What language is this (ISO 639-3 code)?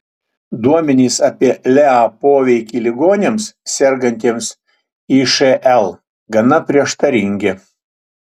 lit